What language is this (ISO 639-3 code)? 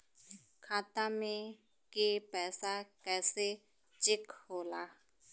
bho